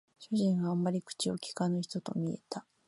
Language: Japanese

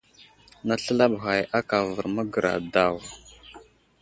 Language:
Wuzlam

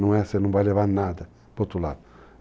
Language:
Portuguese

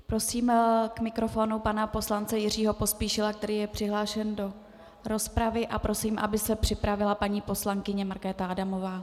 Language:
Czech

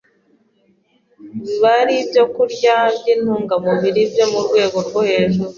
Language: Kinyarwanda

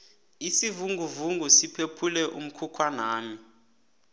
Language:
South Ndebele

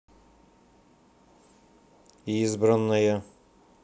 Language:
Russian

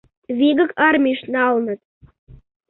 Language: Mari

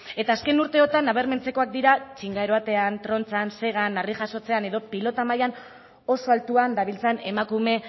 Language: Basque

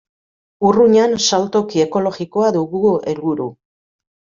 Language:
Basque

